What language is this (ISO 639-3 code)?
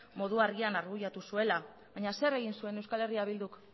eus